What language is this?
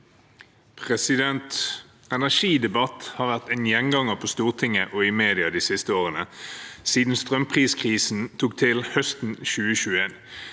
Norwegian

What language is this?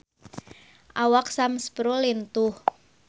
Sundanese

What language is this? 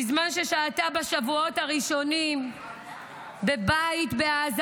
Hebrew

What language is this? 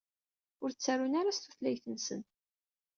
Kabyle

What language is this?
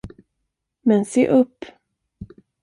Swedish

